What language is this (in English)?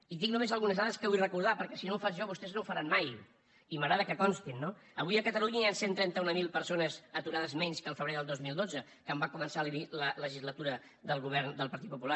Catalan